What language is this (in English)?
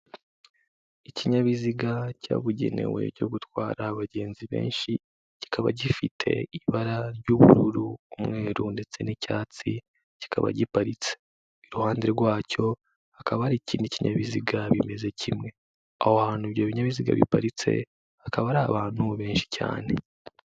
Kinyarwanda